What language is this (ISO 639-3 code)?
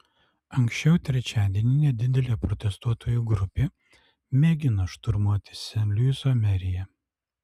lit